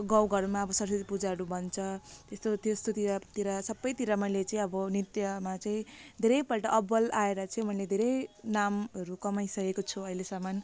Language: Nepali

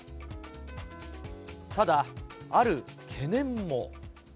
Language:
Japanese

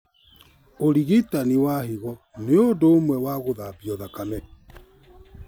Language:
Kikuyu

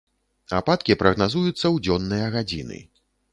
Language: Belarusian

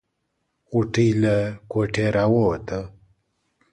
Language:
Pashto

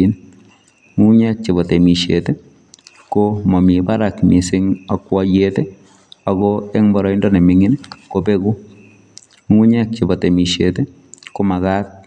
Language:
Kalenjin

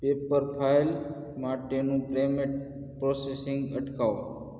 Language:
Gujarati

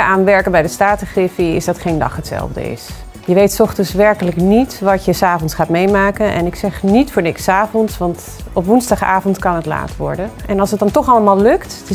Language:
Dutch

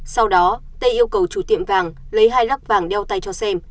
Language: Vietnamese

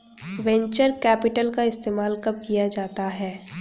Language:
Hindi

